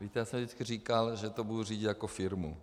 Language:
Czech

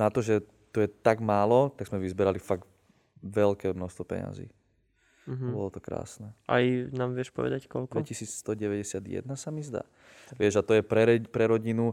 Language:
Slovak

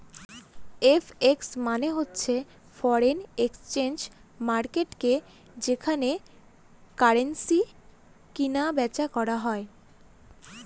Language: Bangla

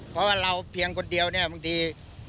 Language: Thai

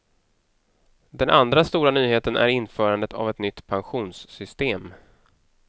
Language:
Swedish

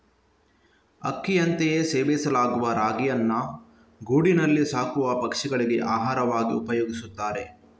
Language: Kannada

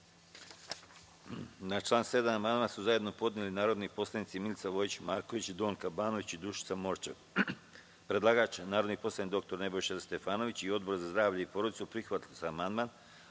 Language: Serbian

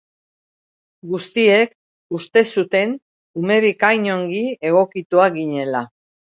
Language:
Basque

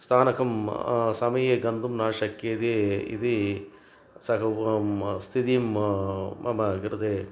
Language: Sanskrit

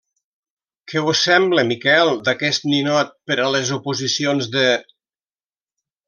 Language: Catalan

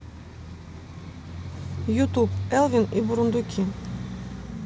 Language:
Russian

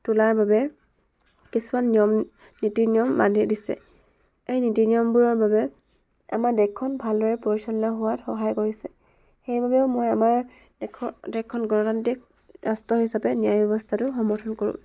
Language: Assamese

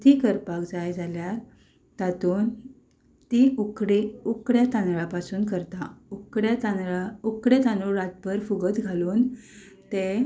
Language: Konkani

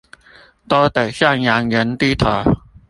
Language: Chinese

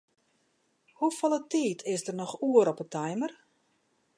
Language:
Western Frisian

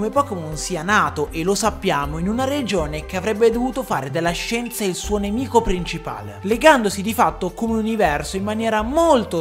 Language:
Italian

